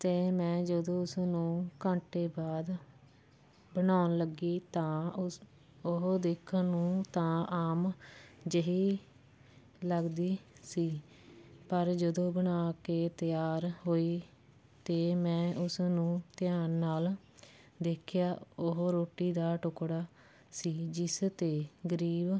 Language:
Punjabi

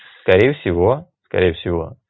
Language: Russian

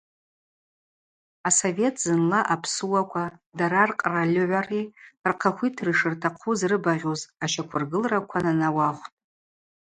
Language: Abaza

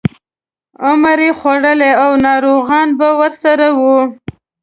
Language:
Pashto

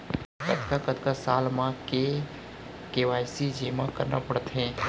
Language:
Chhattisgarhi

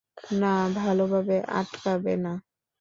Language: Bangla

